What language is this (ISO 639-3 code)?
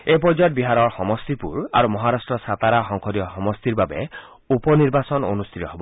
asm